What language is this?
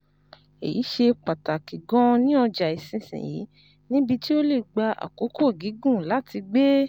Yoruba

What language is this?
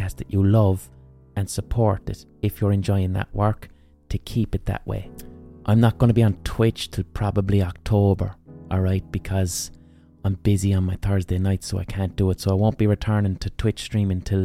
English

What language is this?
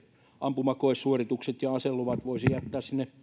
Finnish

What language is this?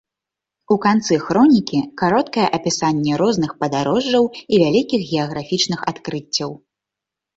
Belarusian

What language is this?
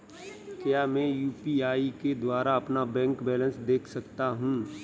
Hindi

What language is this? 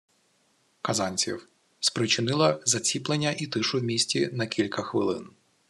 Ukrainian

